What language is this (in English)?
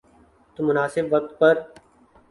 Urdu